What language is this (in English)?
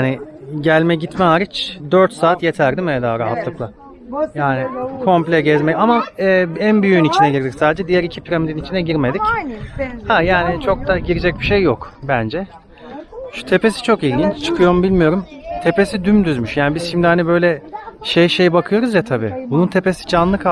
Turkish